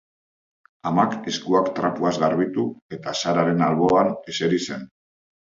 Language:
Basque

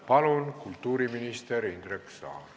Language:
Estonian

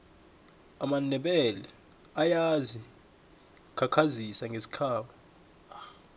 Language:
South Ndebele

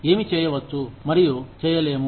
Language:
Telugu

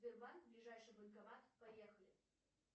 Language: Russian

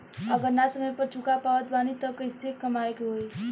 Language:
Bhojpuri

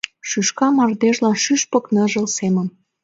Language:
Mari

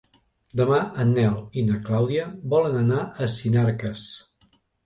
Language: Catalan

